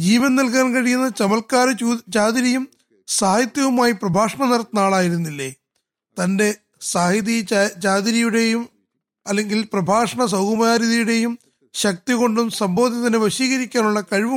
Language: Malayalam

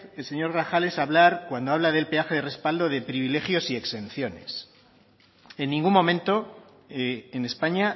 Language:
Spanish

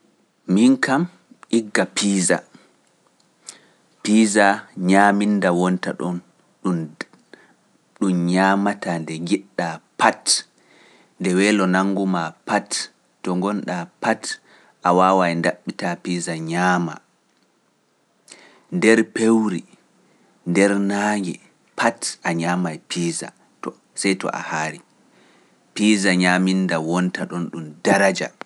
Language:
Pular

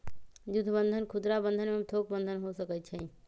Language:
Magahi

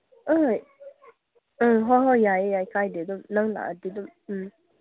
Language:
Manipuri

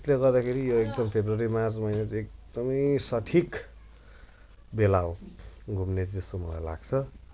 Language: Nepali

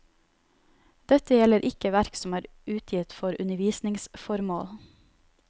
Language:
Norwegian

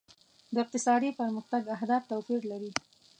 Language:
Pashto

